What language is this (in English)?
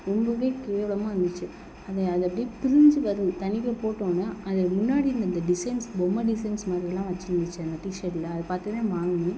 Tamil